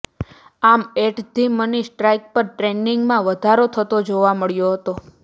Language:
Gujarati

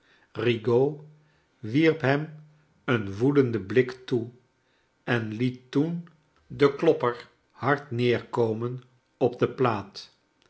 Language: Dutch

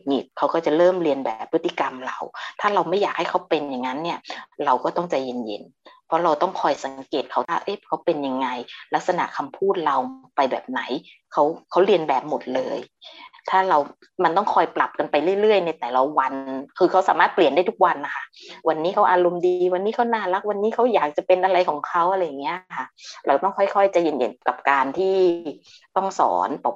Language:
Thai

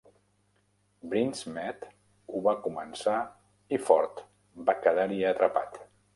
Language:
Catalan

